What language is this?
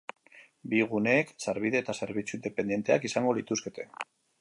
Basque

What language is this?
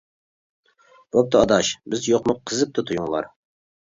Uyghur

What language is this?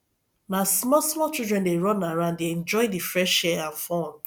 Nigerian Pidgin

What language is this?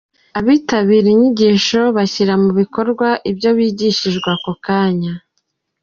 Kinyarwanda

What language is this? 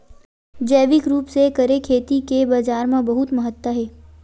Chhattisgarhi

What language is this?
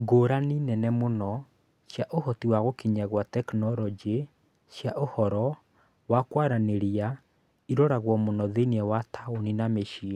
Kikuyu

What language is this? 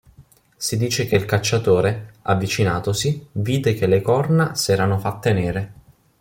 Italian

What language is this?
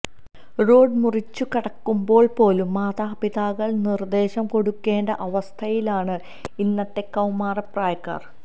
Malayalam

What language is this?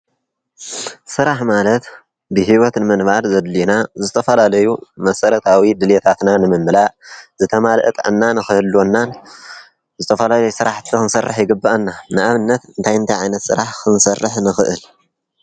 Tigrinya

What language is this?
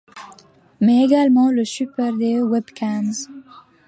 French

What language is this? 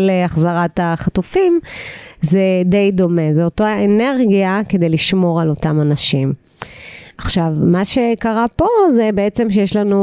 Hebrew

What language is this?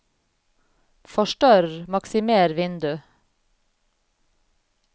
Norwegian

